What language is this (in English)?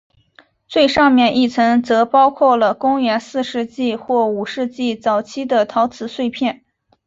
Chinese